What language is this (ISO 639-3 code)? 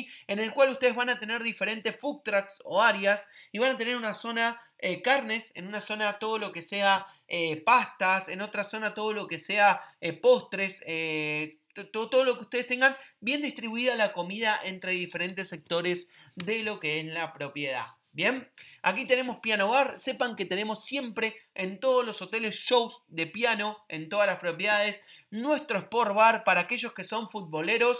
spa